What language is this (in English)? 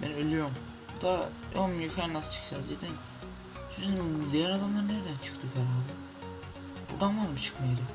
Turkish